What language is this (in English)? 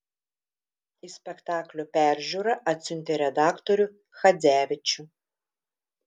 Lithuanian